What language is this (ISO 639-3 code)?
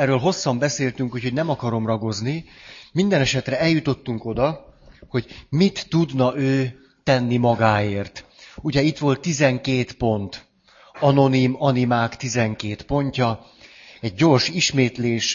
hun